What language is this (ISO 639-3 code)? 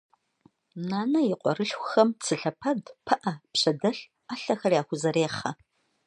kbd